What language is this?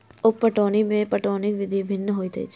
Maithili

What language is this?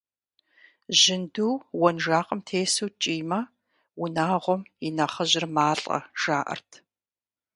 Kabardian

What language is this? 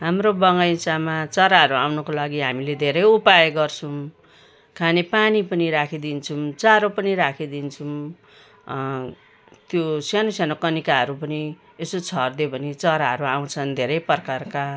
Nepali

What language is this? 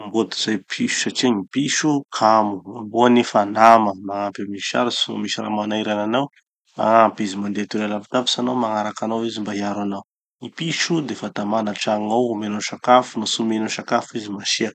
Tanosy Malagasy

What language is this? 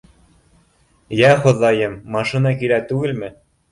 Bashkir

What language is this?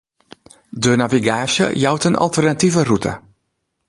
Western Frisian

